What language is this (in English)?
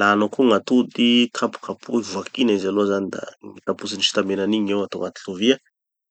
Tanosy Malagasy